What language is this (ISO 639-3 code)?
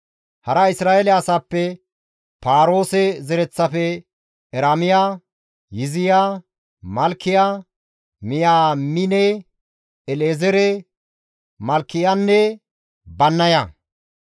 gmv